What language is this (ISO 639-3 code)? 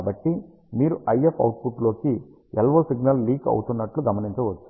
tel